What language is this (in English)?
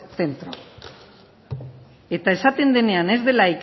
Basque